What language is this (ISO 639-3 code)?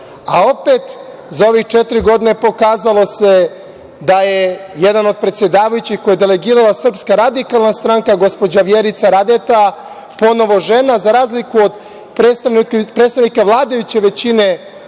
srp